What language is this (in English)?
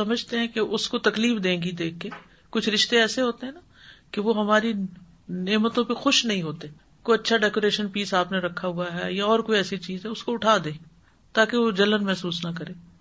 Urdu